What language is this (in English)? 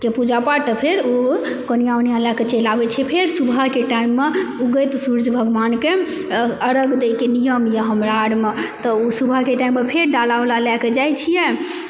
Maithili